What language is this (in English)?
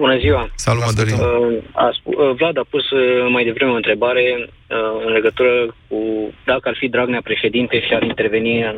Romanian